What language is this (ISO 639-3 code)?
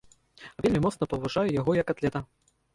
bel